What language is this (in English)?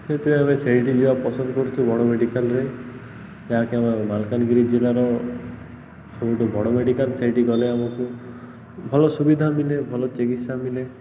Odia